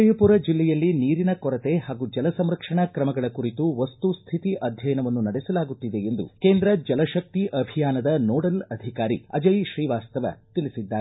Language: Kannada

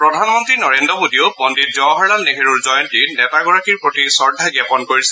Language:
Assamese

